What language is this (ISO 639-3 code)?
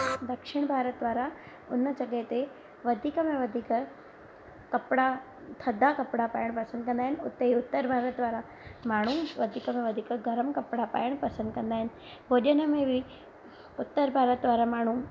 snd